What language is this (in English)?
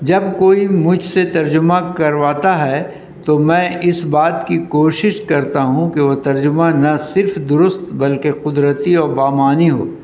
Urdu